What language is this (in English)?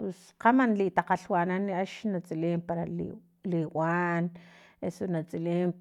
Filomena Mata-Coahuitlán Totonac